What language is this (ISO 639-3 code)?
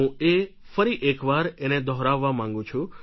guj